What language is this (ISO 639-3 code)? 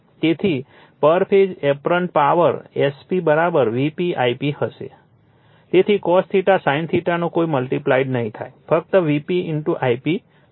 guj